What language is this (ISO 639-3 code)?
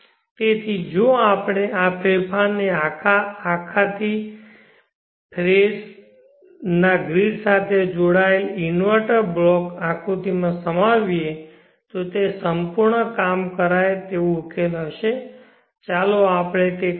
guj